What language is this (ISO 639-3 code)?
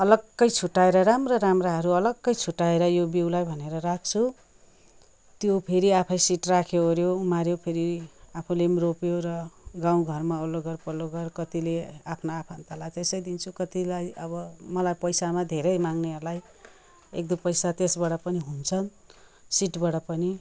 nep